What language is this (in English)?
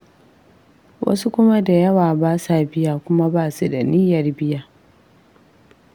Hausa